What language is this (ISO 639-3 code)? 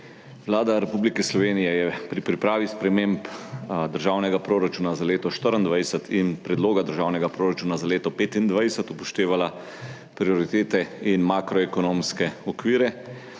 slv